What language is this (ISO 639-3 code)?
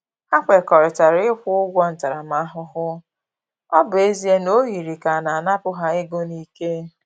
ibo